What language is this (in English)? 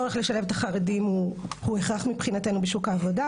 Hebrew